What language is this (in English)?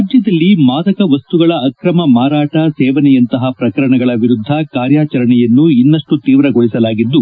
Kannada